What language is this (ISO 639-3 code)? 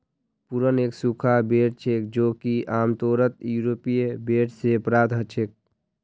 mag